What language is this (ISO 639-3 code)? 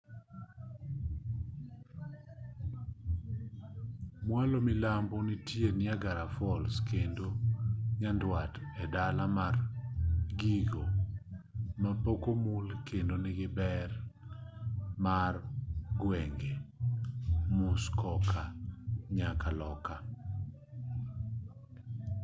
luo